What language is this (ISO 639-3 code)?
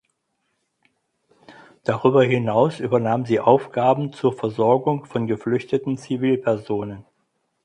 deu